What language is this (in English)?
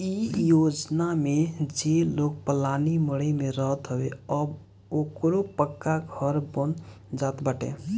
Bhojpuri